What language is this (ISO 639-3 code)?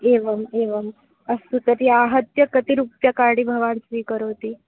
san